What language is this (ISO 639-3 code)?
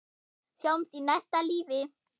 isl